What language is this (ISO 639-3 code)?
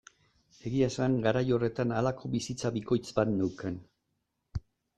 eus